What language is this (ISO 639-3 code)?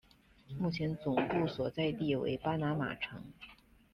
zho